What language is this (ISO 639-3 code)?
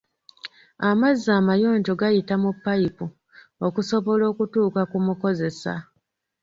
lug